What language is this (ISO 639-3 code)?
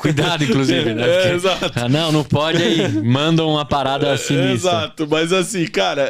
por